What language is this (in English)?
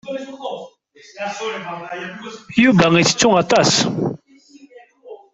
Kabyle